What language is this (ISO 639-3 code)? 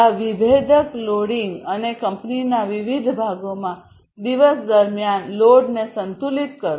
guj